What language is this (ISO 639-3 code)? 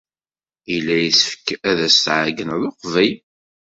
kab